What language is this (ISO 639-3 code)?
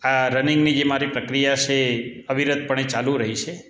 guj